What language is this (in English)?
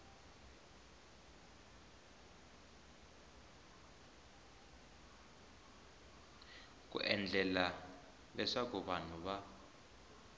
Tsonga